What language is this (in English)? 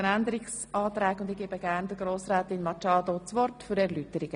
Swiss German